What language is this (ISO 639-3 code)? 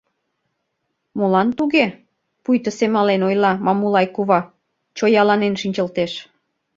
chm